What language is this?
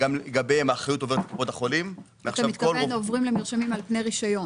Hebrew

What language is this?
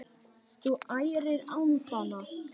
Icelandic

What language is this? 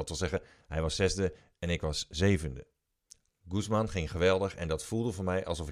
Dutch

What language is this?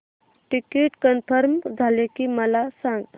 Marathi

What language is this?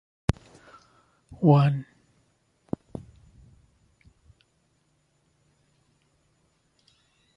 Divehi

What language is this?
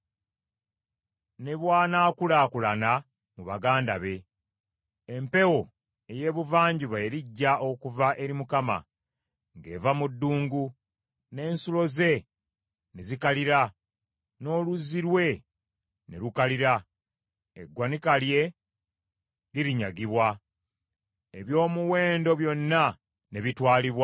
Ganda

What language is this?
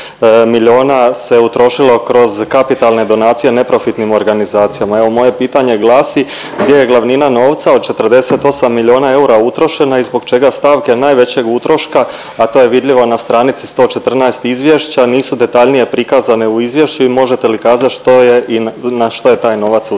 Croatian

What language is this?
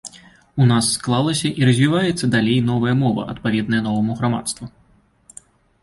Belarusian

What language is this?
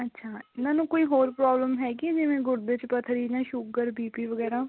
Punjabi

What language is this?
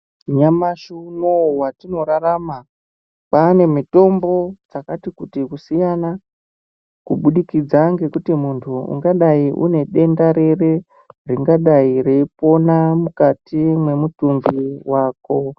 Ndau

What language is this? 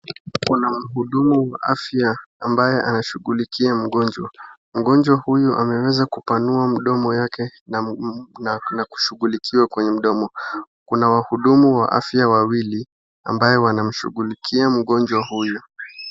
Swahili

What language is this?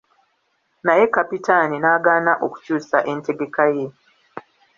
Ganda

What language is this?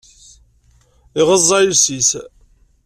Kabyle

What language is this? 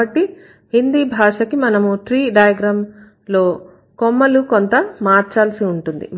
Telugu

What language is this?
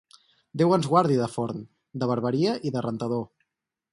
Catalan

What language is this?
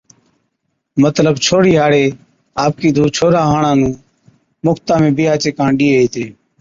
Od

